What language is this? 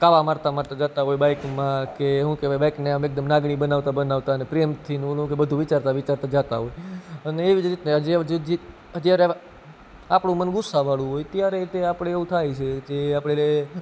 Gujarati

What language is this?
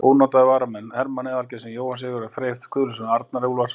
Icelandic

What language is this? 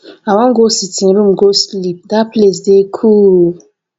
Nigerian Pidgin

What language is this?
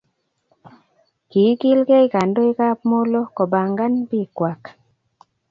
Kalenjin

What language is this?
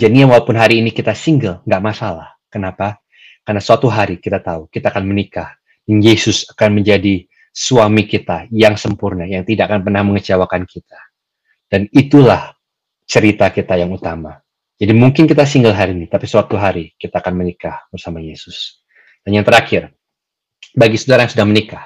Indonesian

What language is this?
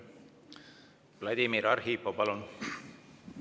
Estonian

